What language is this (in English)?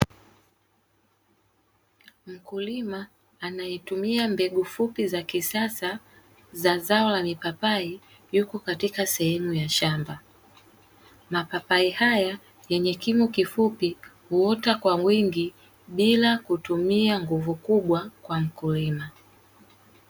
Swahili